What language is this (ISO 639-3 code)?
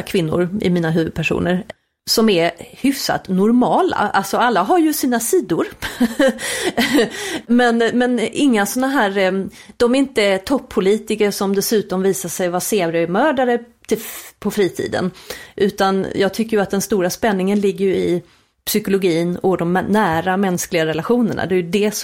swe